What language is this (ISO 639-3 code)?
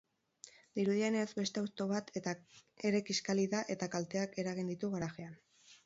eus